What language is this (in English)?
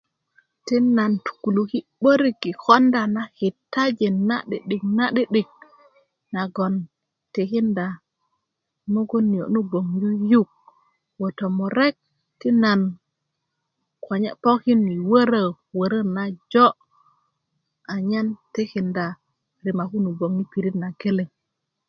Kuku